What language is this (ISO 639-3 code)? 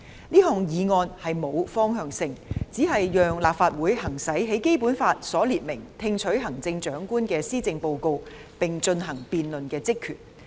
yue